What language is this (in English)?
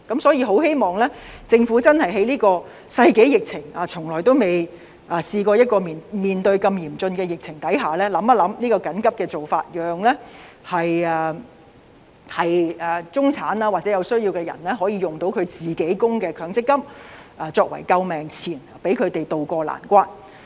Cantonese